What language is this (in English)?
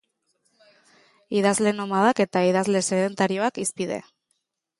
Basque